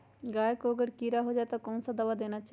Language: Magahi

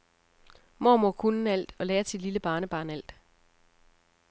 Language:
Danish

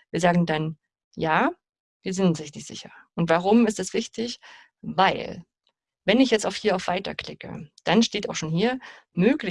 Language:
German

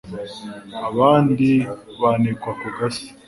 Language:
Kinyarwanda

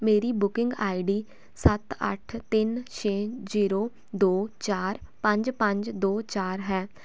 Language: Punjabi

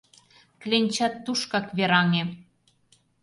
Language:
Mari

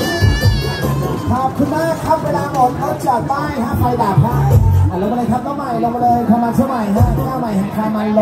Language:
Thai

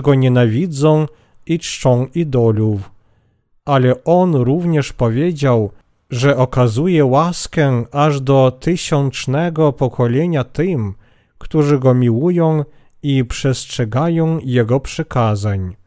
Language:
Polish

